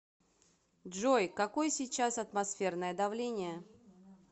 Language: Russian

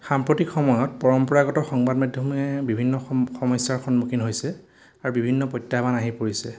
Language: Assamese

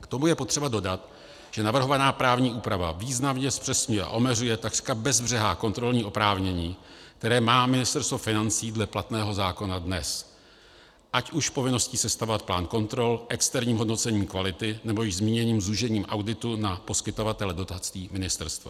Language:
Czech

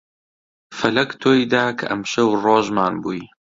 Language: Central Kurdish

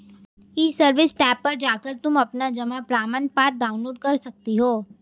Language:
Hindi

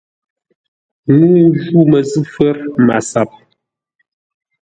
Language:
Ngombale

